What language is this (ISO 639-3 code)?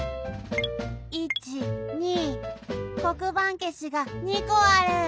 jpn